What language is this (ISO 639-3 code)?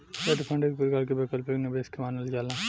bho